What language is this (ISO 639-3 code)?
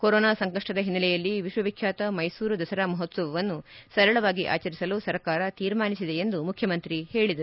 kan